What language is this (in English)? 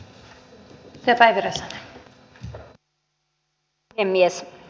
Finnish